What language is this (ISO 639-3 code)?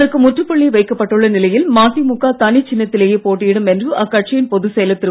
tam